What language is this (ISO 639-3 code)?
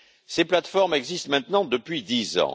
fra